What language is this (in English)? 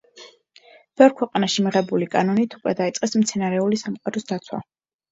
Georgian